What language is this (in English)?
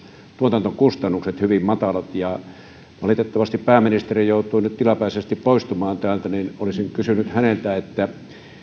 Finnish